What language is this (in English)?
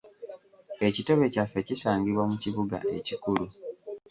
Ganda